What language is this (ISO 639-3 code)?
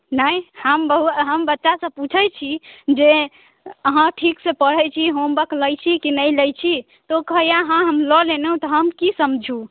mai